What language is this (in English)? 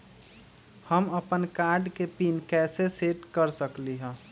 Magahi